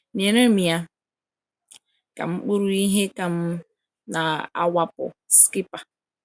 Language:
Igbo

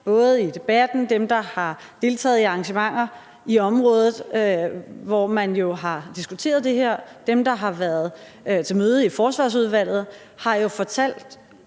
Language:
Danish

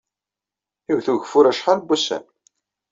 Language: Kabyle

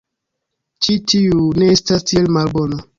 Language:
Esperanto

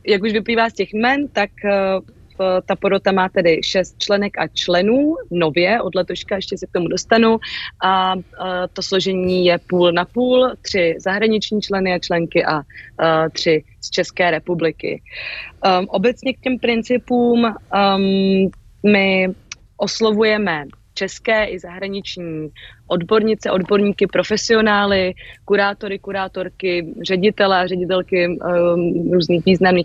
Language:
Czech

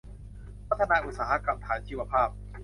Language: Thai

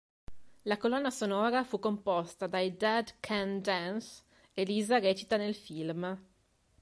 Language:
Italian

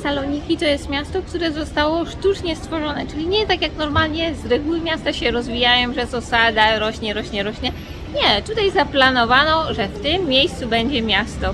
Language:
Polish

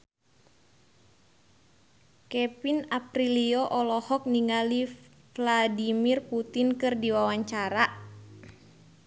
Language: Sundanese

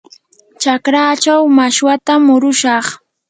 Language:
Yanahuanca Pasco Quechua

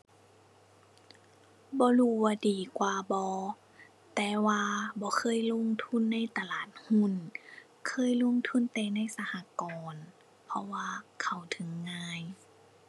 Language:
Thai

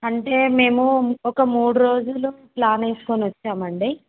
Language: Telugu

